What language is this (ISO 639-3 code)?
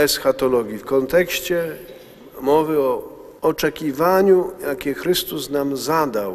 pol